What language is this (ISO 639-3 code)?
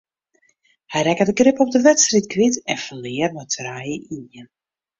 fry